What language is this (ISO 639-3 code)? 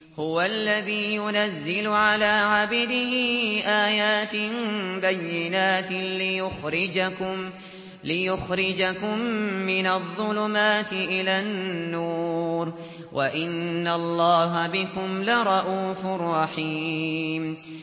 ara